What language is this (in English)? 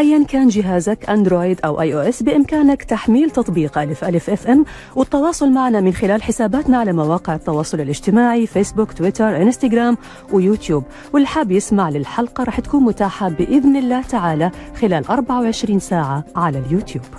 Arabic